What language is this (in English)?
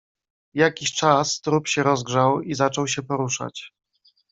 Polish